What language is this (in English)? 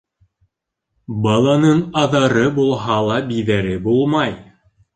Bashkir